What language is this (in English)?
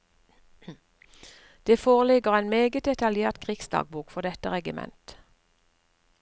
Norwegian